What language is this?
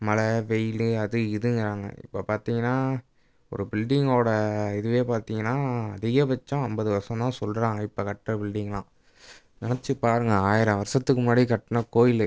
Tamil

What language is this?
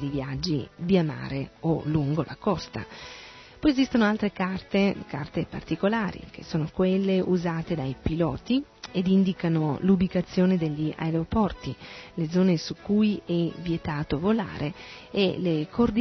Italian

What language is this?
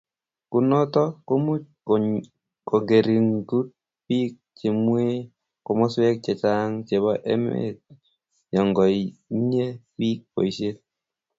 Kalenjin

